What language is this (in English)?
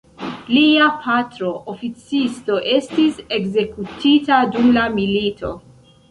Esperanto